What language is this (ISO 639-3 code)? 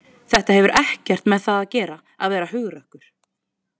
isl